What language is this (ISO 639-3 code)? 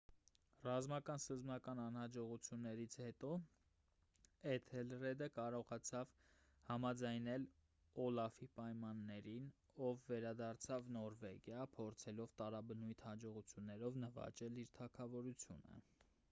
hye